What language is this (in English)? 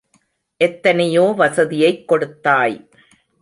Tamil